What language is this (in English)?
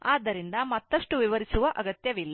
Kannada